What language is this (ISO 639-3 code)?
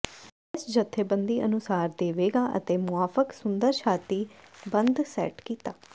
pan